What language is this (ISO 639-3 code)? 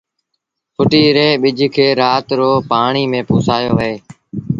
sbn